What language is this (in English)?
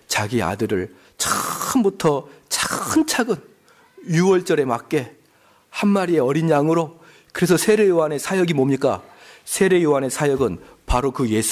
Korean